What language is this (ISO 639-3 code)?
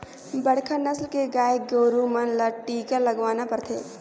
hne